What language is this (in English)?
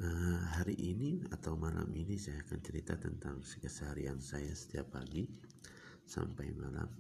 Indonesian